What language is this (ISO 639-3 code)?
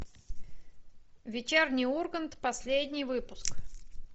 rus